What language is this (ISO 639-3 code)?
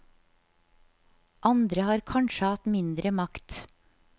nor